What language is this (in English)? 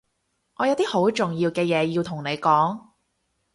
Cantonese